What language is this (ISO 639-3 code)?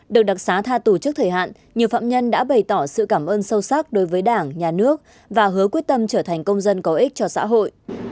vie